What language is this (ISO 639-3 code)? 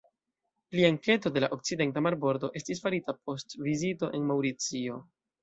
epo